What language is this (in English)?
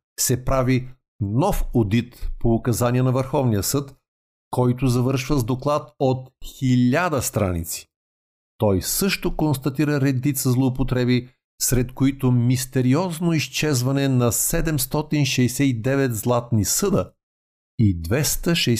Bulgarian